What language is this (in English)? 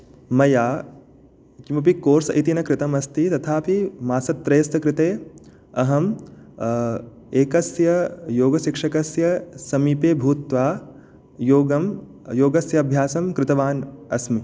Sanskrit